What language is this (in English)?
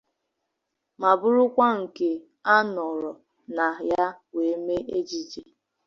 Igbo